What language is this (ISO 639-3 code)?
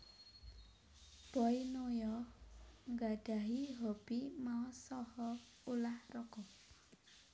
jav